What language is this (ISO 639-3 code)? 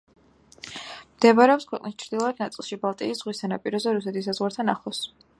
kat